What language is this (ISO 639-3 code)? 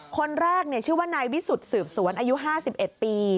tha